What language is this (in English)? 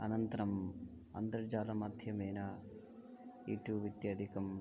Sanskrit